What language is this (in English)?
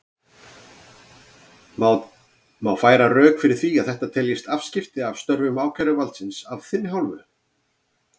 Icelandic